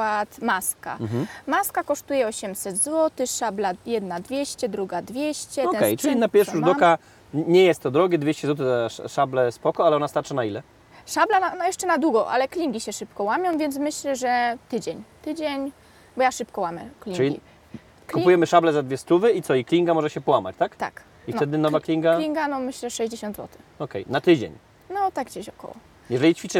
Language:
Polish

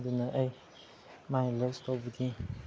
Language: Manipuri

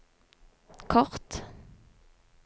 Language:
Norwegian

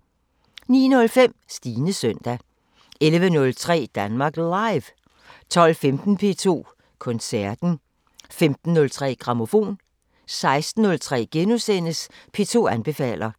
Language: Danish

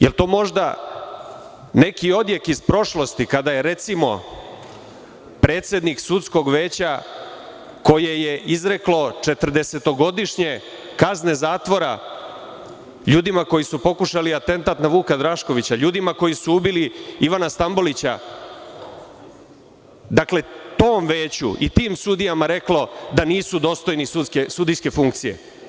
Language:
Serbian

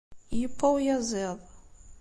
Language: Kabyle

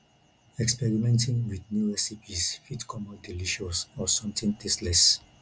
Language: Nigerian Pidgin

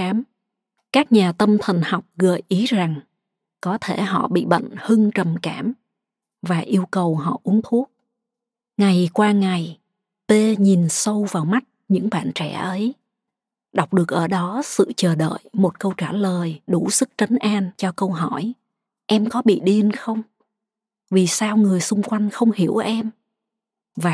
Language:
Vietnamese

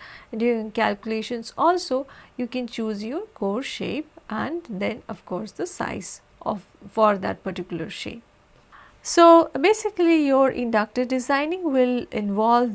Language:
English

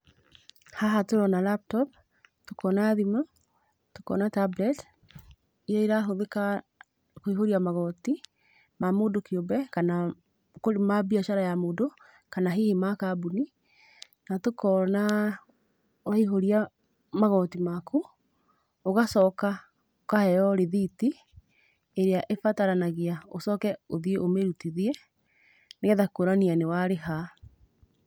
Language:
Kikuyu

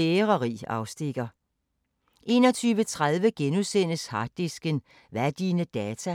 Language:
Danish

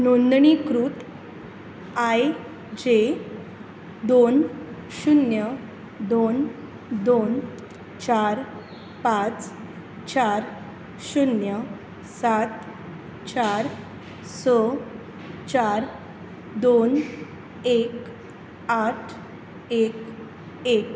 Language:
Konkani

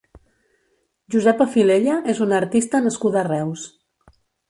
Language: Catalan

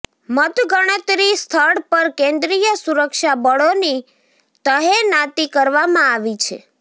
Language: Gujarati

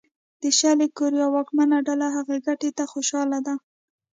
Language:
Pashto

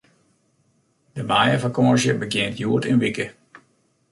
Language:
Western Frisian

